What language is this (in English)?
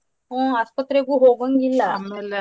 Kannada